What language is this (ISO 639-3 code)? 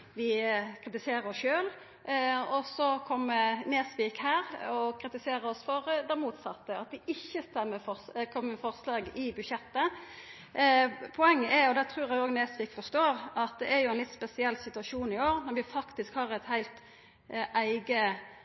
nno